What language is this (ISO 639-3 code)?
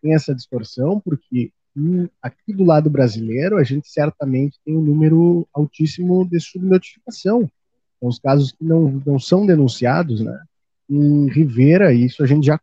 por